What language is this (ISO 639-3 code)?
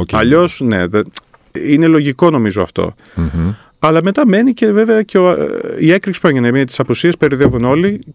ell